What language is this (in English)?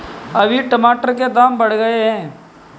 Hindi